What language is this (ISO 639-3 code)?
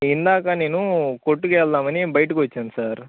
tel